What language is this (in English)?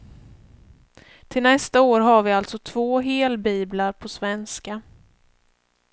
Swedish